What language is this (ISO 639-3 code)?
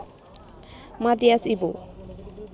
jav